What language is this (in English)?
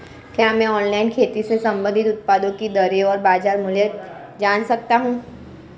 Hindi